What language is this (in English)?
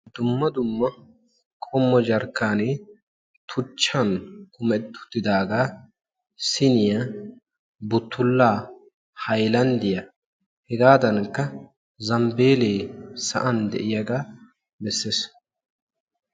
Wolaytta